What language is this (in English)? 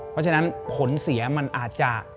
Thai